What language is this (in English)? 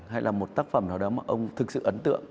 Vietnamese